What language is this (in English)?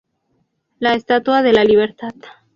Spanish